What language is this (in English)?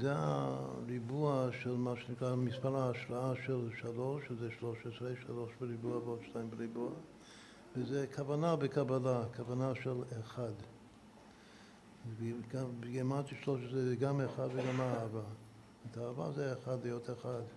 Hebrew